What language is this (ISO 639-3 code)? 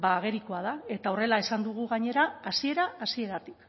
eus